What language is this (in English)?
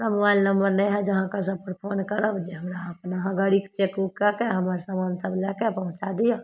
Maithili